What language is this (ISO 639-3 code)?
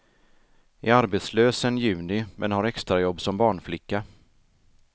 swe